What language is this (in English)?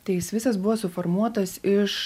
Lithuanian